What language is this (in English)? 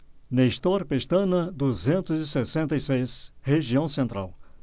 Portuguese